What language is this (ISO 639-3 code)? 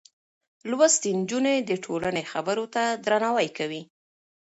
pus